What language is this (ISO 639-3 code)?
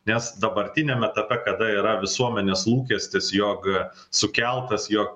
lit